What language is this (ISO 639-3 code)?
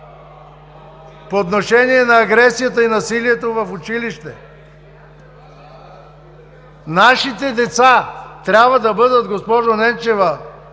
bul